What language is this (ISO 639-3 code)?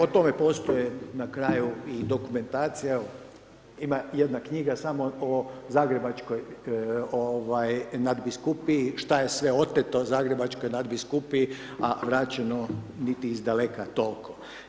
hrv